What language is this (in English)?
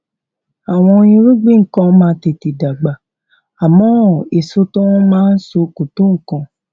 Yoruba